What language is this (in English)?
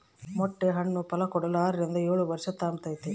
Kannada